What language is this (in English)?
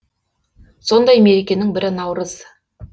Kazakh